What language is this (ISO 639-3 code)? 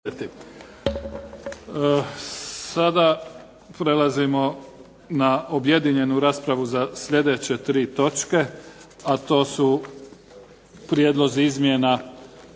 hrv